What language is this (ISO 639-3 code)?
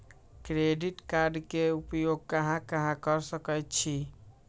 mag